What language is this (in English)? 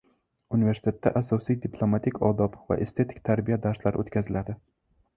Uzbek